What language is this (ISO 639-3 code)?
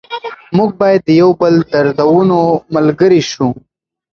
pus